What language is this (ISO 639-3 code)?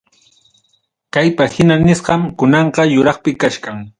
quy